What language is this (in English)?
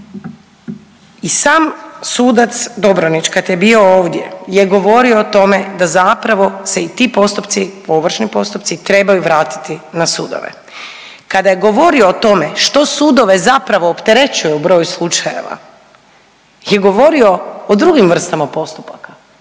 Croatian